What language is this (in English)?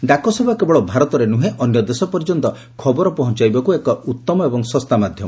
Odia